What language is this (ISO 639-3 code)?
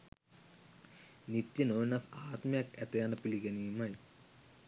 sin